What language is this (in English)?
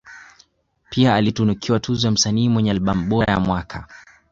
Swahili